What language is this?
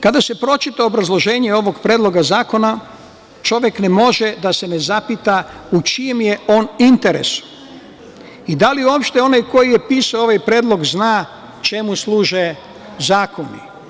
Serbian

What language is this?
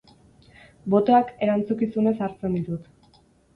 Basque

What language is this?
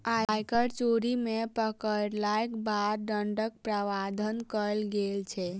Maithili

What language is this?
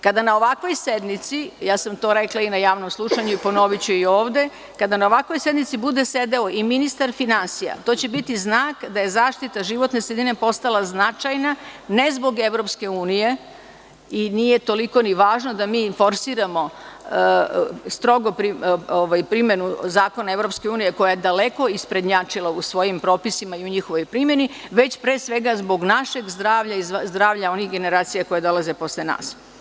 Serbian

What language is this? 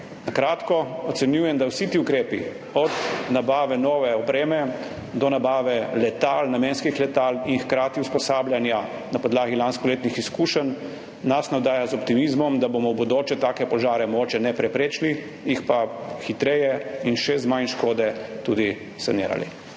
Slovenian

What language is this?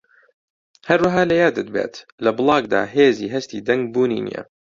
Central Kurdish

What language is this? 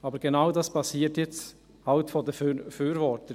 Swiss German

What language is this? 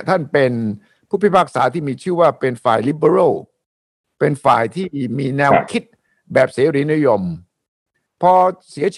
Thai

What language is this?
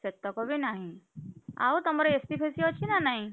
Odia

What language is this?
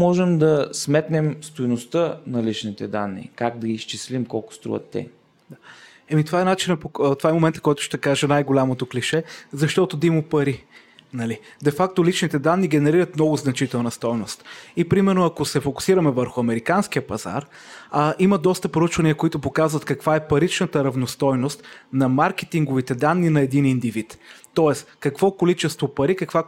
Bulgarian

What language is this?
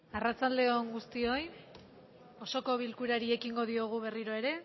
Basque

